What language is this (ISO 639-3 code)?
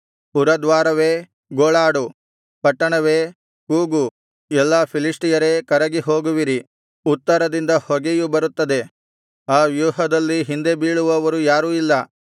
kan